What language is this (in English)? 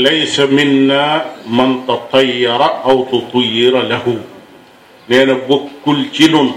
Malay